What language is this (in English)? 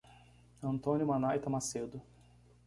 Portuguese